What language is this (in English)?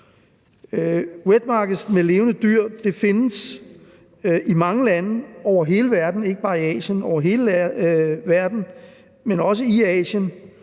Danish